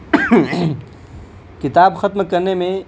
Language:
Urdu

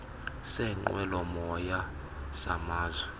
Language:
Xhosa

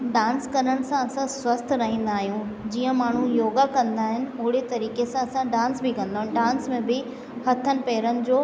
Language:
Sindhi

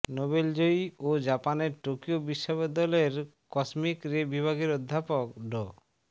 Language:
Bangla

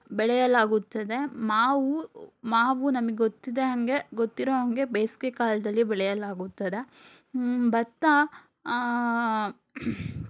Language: Kannada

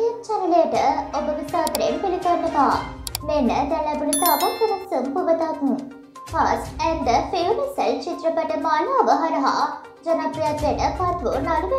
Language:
Turkish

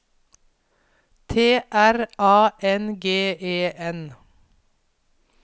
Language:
Norwegian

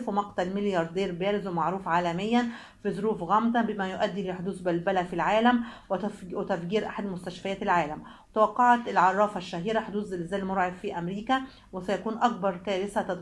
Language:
Arabic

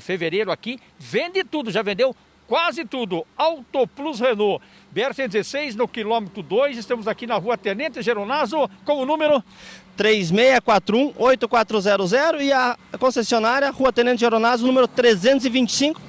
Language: Portuguese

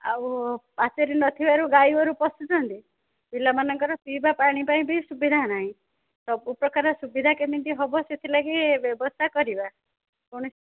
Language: Odia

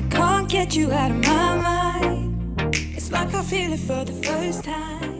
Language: Italian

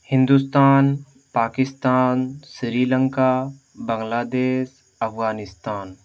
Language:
Urdu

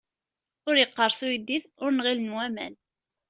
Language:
Kabyle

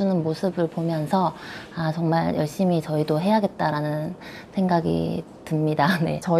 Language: Korean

